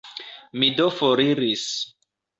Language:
Esperanto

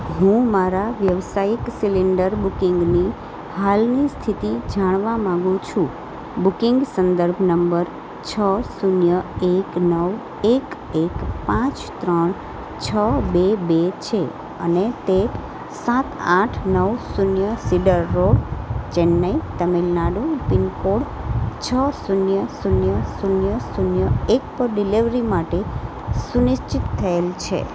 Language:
Gujarati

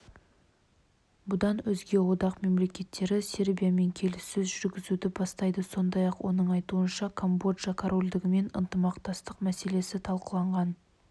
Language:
Kazakh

